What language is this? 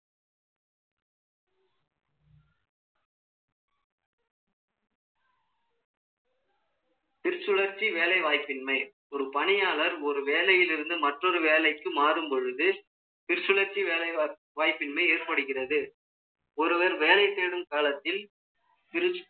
Tamil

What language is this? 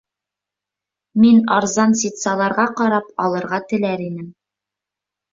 Bashkir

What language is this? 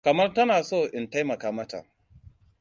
Hausa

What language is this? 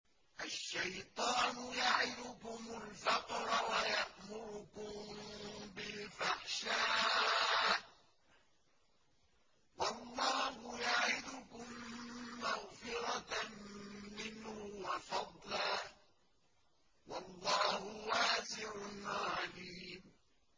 Arabic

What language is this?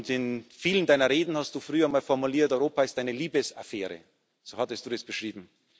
German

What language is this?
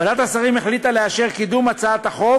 Hebrew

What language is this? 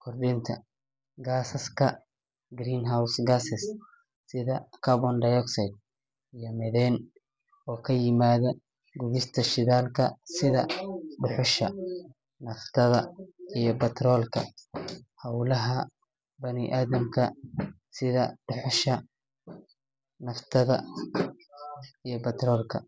Somali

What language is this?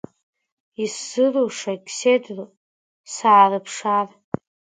Abkhazian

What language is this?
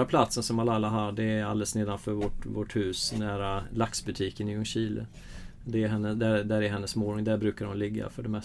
Swedish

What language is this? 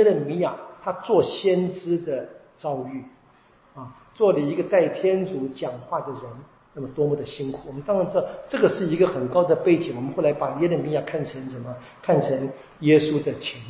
Chinese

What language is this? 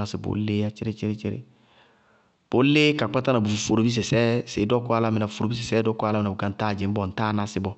Bago-Kusuntu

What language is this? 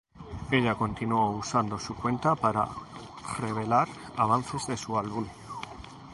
Spanish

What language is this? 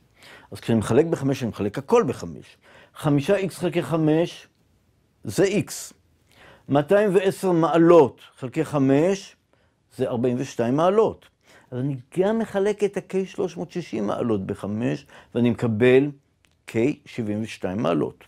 Hebrew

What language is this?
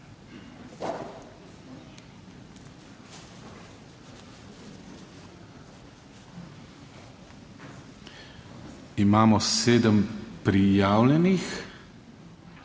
Slovenian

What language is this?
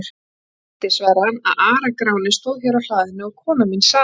Icelandic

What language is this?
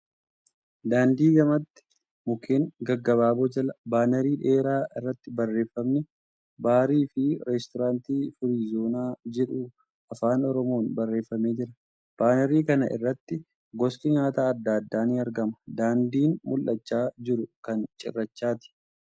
Oromo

